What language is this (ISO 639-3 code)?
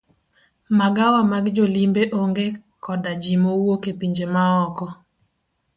luo